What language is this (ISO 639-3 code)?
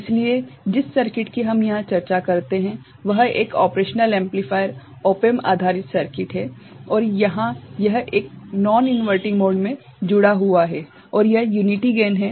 hin